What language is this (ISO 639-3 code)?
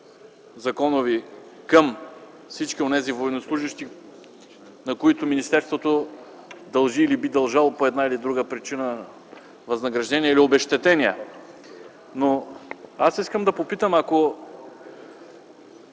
bul